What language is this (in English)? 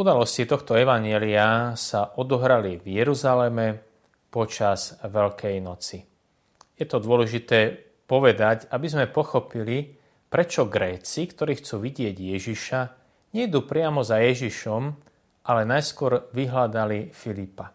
Slovak